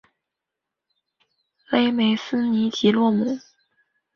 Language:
Chinese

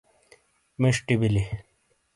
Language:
Shina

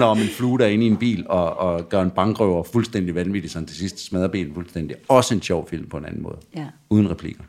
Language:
Danish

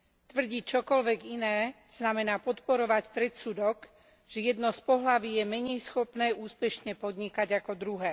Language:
Slovak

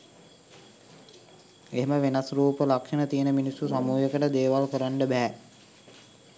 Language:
Sinhala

